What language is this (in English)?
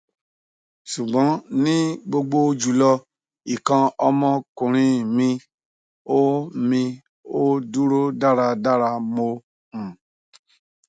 Yoruba